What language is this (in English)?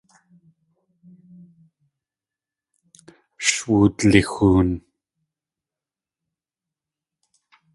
Tlingit